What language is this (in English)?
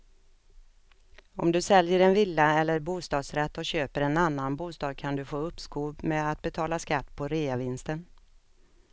Swedish